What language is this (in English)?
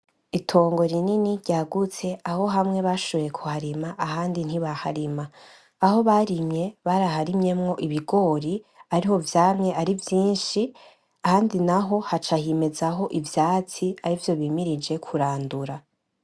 Rundi